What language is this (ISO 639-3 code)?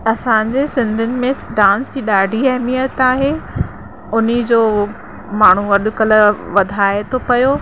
snd